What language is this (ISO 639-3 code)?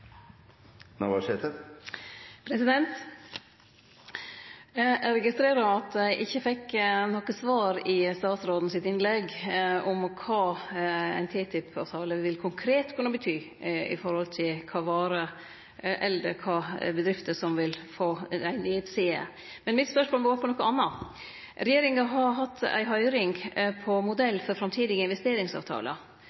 nno